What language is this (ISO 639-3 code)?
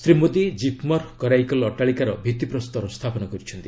ori